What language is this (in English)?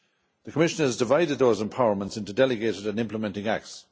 English